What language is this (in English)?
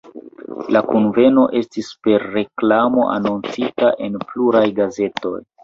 Esperanto